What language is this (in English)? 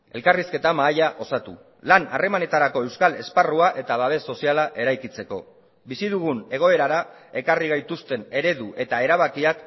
Basque